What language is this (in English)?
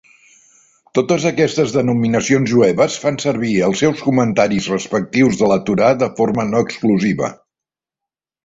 Catalan